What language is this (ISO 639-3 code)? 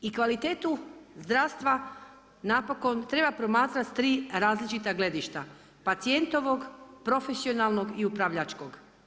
hrv